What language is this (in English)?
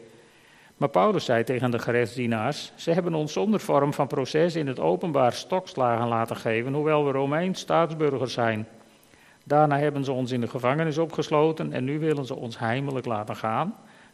Dutch